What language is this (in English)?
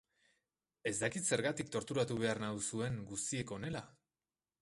Basque